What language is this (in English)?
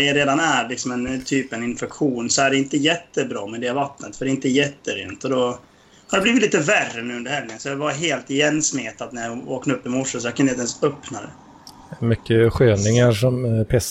Swedish